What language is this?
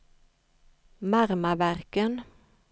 Swedish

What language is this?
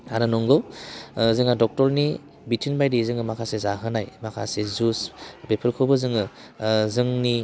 Bodo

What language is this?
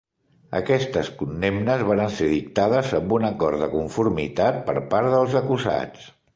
Catalan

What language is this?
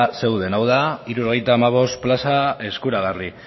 Basque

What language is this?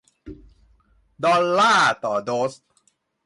Thai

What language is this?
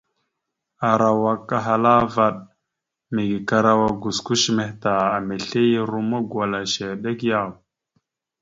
Mada (Cameroon)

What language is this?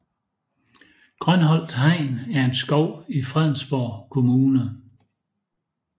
Danish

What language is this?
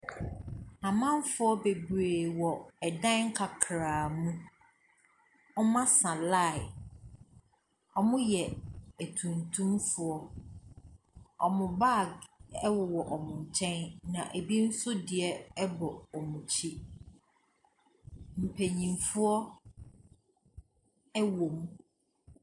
Akan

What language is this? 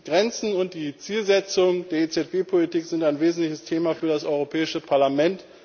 German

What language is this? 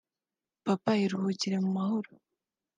Kinyarwanda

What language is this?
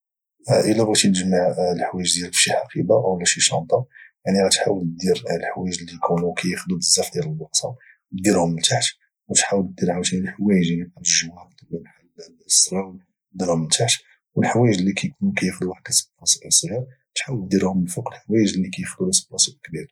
Moroccan Arabic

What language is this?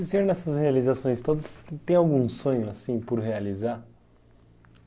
Portuguese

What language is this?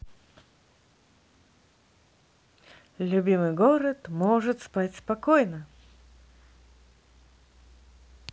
Russian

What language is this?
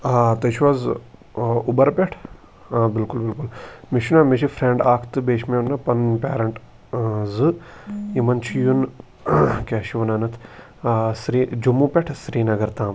Kashmiri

